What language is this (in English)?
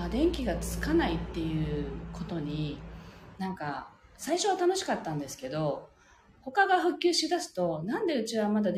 Japanese